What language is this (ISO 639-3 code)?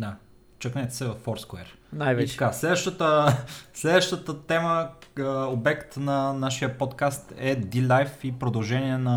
bul